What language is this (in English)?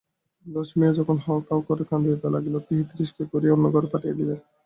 Bangla